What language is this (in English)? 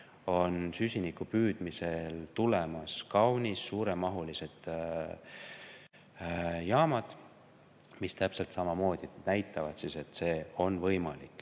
Estonian